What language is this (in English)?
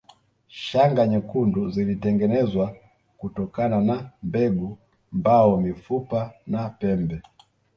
Swahili